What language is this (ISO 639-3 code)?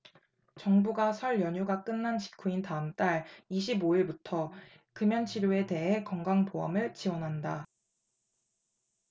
kor